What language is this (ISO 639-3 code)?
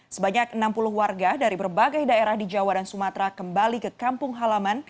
ind